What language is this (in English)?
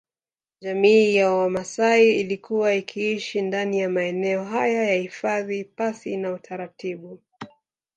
Swahili